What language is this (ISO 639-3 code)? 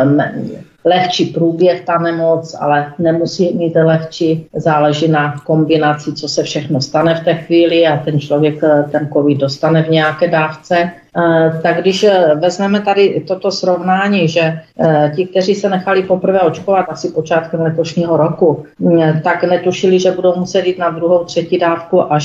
ces